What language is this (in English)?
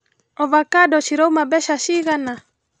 Kikuyu